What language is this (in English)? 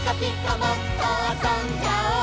Japanese